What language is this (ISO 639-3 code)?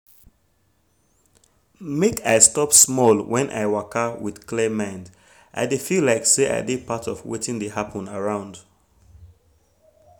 pcm